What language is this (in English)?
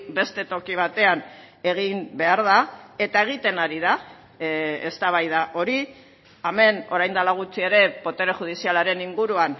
Basque